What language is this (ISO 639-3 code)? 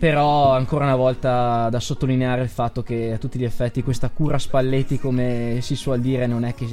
ita